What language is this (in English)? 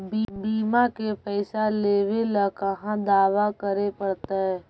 Magahi